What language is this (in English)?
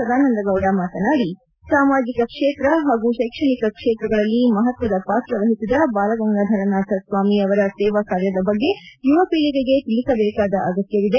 Kannada